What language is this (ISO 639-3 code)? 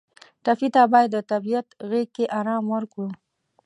pus